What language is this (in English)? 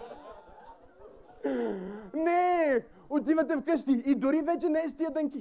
Bulgarian